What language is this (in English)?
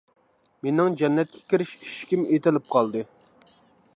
Uyghur